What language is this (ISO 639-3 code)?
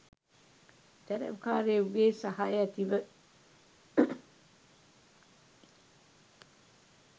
sin